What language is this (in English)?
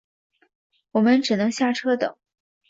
Chinese